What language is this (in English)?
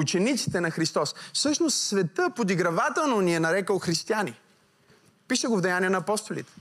Bulgarian